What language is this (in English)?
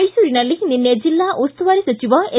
Kannada